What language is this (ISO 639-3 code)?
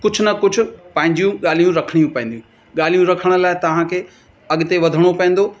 snd